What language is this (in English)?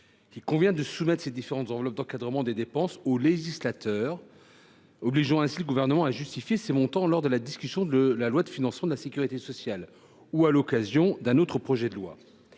French